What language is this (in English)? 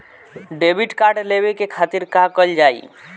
Bhojpuri